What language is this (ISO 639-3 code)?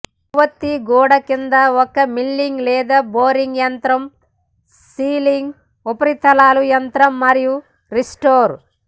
tel